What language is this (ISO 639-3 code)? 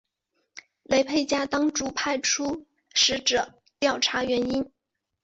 zho